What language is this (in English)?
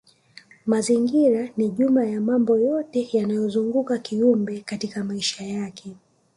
Swahili